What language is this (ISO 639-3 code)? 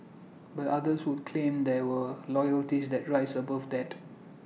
eng